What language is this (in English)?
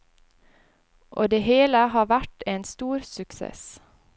Norwegian